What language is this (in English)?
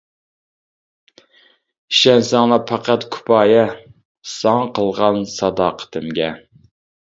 Uyghur